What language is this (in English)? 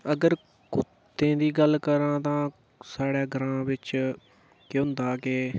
Dogri